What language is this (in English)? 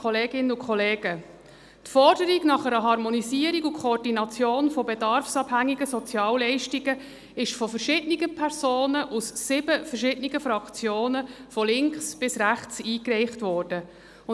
Swiss German